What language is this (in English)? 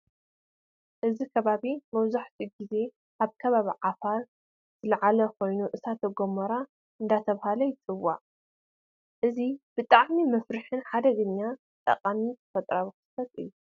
Tigrinya